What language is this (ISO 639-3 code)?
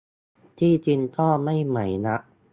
tha